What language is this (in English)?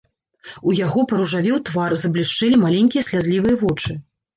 Belarusian